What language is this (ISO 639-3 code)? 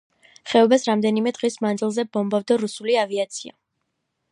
kat